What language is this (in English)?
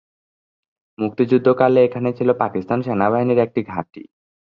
Bangla